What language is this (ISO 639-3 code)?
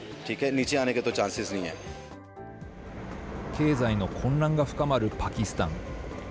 jpn